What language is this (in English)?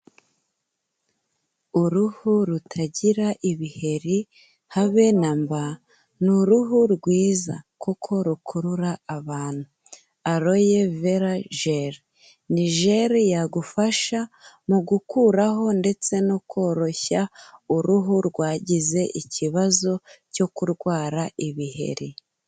Kinyarwanda